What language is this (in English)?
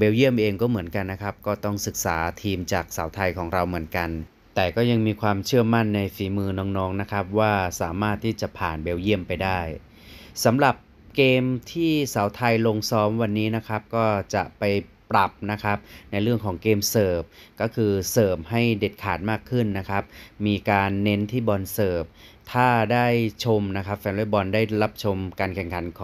Thai